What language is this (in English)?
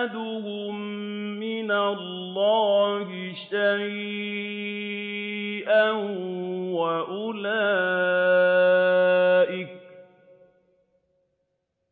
Arabic